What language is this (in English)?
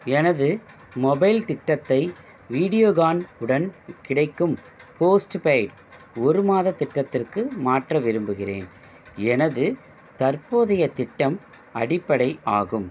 Tamil